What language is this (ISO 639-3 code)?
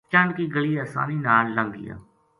gju